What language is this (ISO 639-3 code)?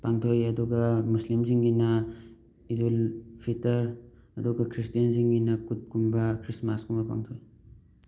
mni